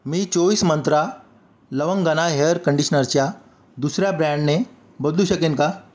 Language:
Marathi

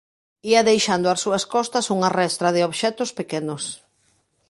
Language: Galician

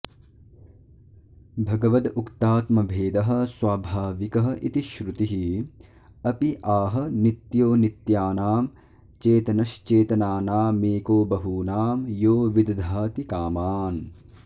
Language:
Sanskrit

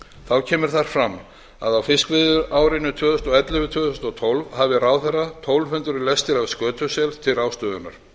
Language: Icelandic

